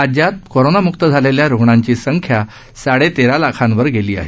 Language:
Marathi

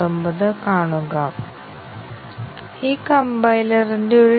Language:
Malayalam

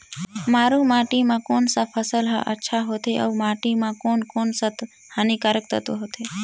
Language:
Chhattisgarhi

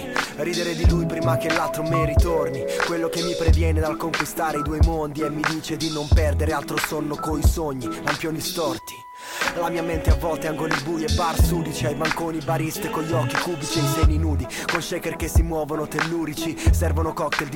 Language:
Italian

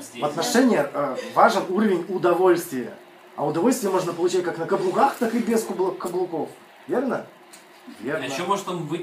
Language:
Russian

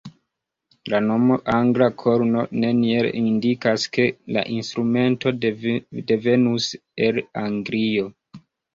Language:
Esperanto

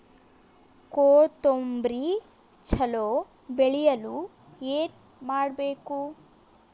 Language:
Kannada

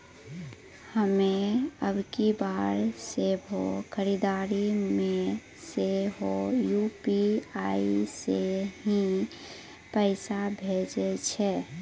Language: Maithili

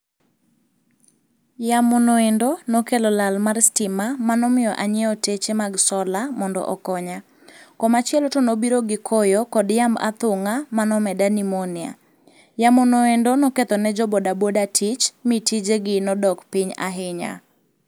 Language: Luo (Kenya and Tanzania)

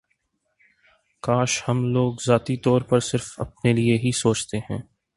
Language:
Urdu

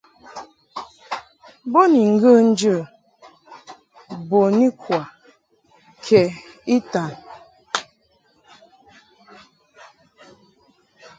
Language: Mungaka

